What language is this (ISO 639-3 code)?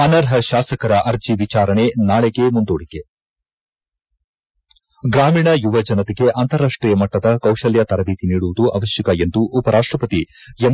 kan